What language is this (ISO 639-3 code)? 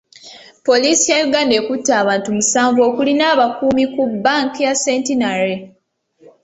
lug